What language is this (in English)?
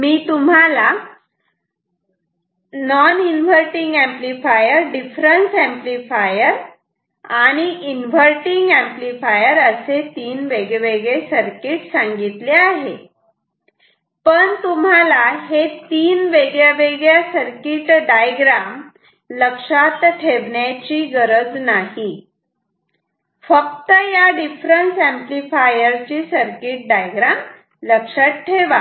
Marathi